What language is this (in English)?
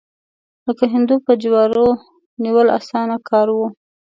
Pashto